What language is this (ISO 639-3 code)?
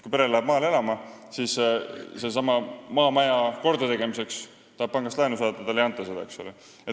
est